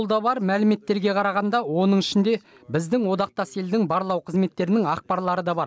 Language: Kazakh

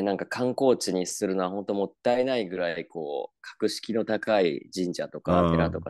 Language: Japanese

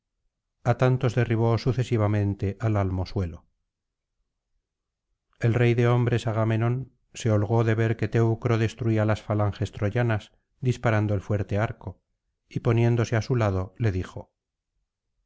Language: Spanish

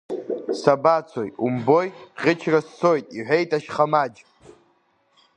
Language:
Abkhazian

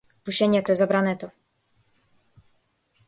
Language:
Macedonian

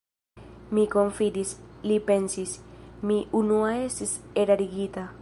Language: Esperanto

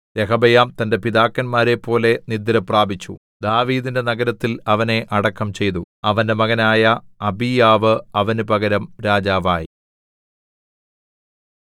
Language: Malayalam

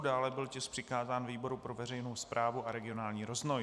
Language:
Czech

